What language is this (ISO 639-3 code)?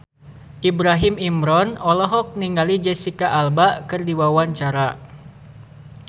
sun